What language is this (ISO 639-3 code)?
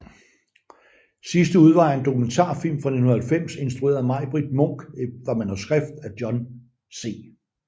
dan